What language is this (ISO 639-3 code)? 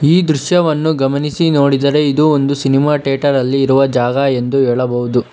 kan